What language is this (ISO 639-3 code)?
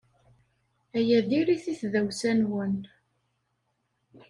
kab